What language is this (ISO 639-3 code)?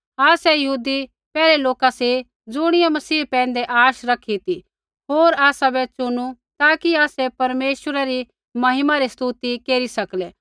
kfx